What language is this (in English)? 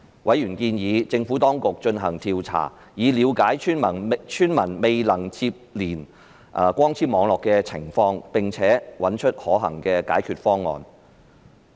Cantonese